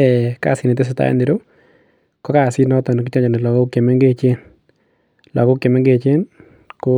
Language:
Kalenjin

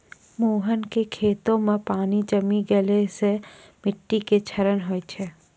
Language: Maithili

